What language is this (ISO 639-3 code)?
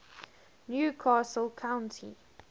eng